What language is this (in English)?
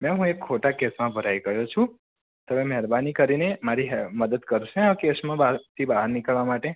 Gujarati